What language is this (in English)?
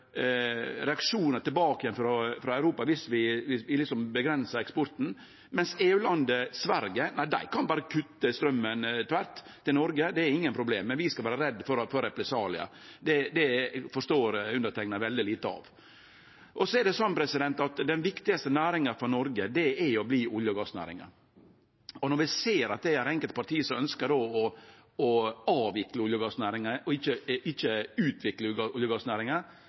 Norwegian Nynorsk